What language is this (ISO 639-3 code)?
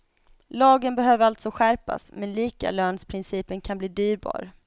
swe